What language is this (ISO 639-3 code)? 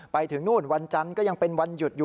tha